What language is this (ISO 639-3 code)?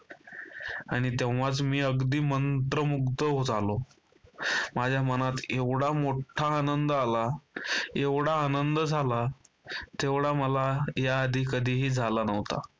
mar